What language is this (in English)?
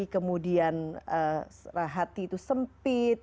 Indonesian